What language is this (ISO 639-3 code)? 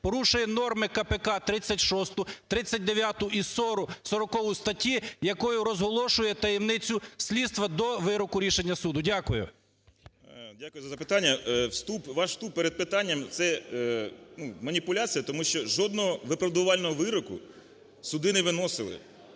ukr